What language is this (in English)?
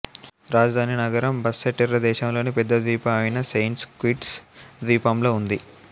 Telugu